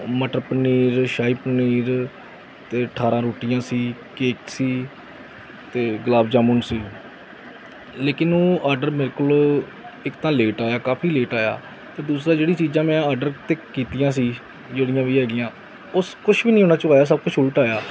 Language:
Punjabi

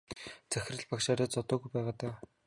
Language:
Mongolian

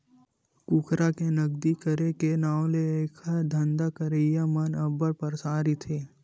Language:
Chhattisgarhi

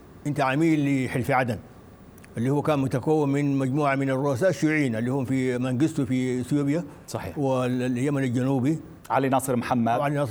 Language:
Arabic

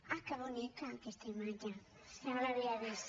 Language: Catalan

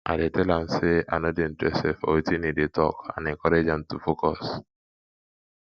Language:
Nigerian Pidgin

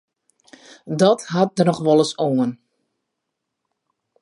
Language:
Western Frisian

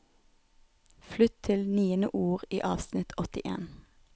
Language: Norwegian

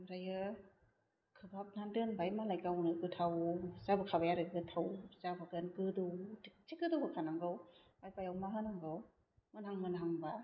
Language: Bodo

